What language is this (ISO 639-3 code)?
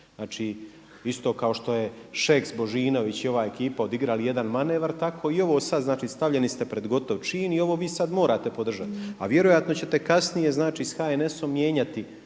hrv